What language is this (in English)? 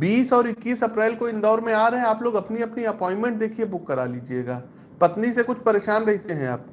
Hindi